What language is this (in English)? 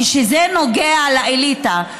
Hebrew